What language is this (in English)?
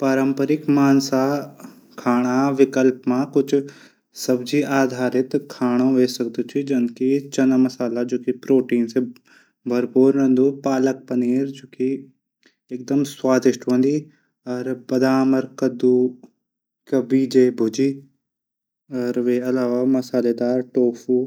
Garhwali